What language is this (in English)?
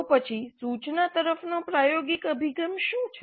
Gujarati